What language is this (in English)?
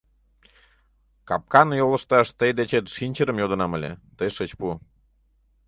Mari